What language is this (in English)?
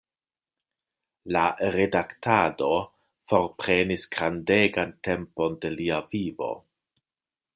Esperanto